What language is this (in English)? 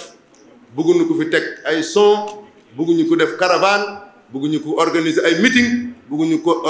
Indonesian